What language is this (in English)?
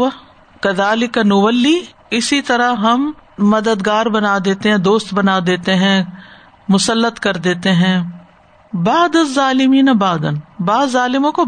Urdu